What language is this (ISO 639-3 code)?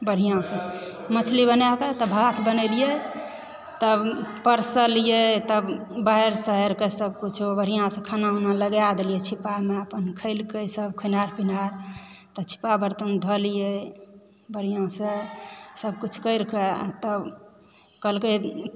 mai